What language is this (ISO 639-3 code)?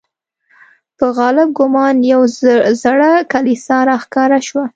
pus